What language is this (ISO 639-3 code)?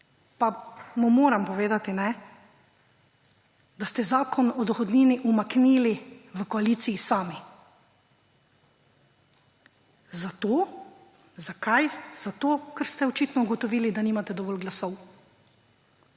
slv